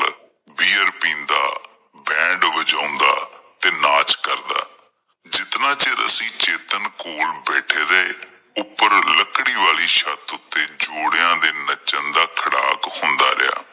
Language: Punjabi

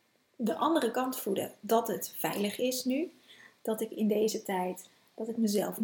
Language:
Dutch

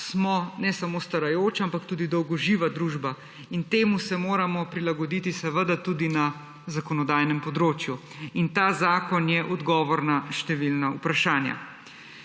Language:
Slovenian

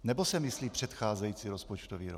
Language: Czech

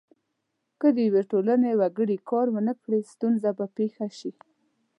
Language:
Pashto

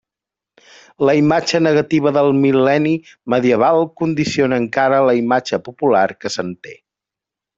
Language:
Catalan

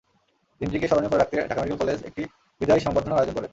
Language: Bangla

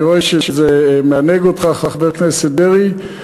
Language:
Hebrew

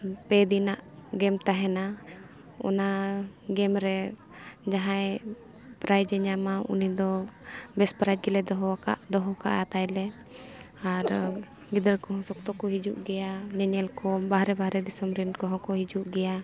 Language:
Santali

